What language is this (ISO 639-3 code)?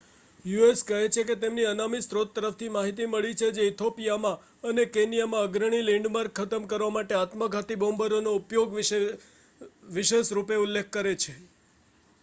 guj